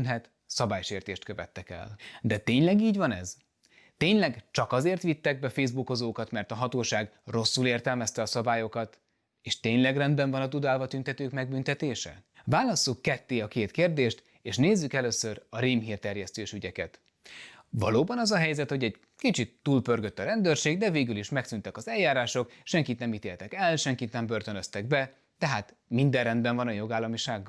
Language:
Hungarian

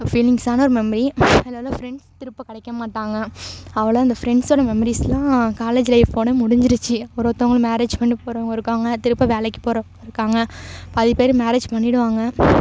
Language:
Tamil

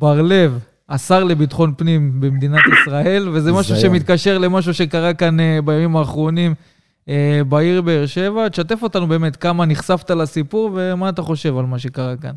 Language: Hebrew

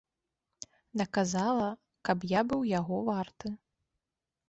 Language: Belarusian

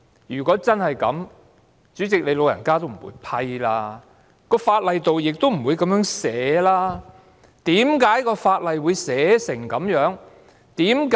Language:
Cantonese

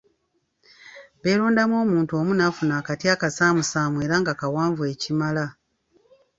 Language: Ganda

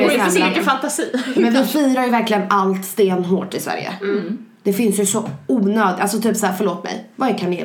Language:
Swedish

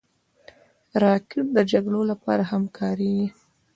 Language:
Pashto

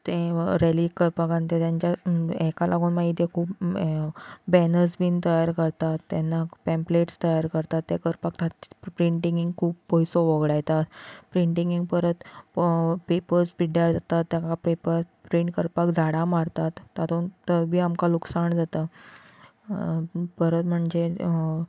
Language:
Konkani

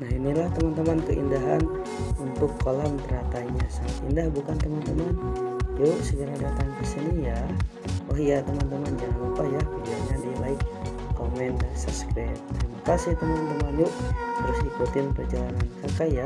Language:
Indonesian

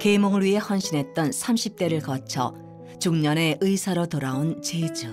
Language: Korean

